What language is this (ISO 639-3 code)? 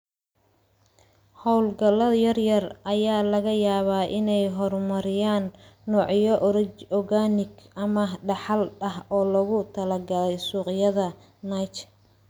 som